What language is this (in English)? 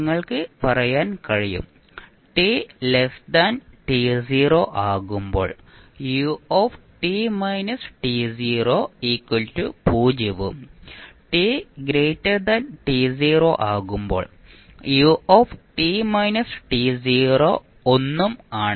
Malayalam